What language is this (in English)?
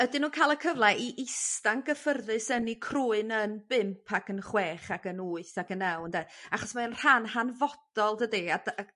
Welsh